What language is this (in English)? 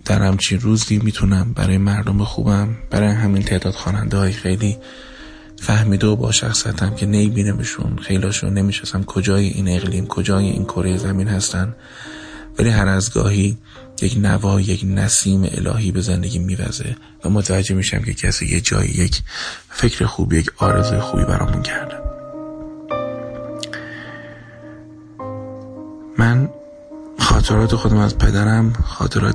Persian